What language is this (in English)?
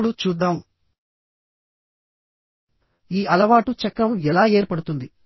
Telugu